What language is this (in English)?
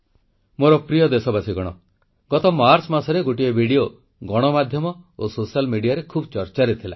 Odia